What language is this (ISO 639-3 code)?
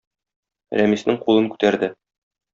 tat